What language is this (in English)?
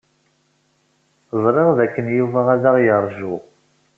Kabyle